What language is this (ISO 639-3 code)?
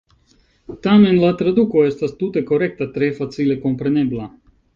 epo